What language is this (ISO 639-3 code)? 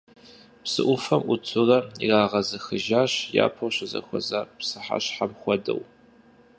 kbd